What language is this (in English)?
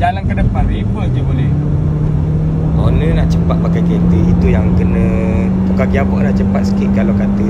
Malay